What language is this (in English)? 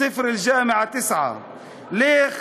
Hebrew